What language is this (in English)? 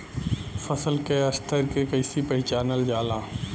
Bhojpuri